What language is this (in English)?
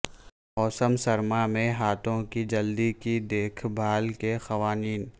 Urdu